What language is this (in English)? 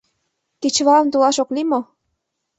Mari